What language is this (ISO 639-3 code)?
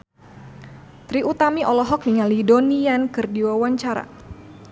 sun